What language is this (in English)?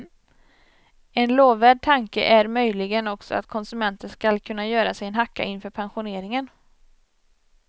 Swedish